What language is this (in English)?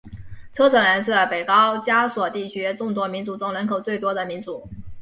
Chinese